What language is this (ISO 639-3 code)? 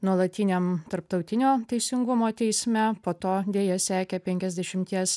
lit